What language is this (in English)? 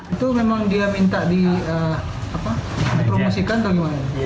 Indonesian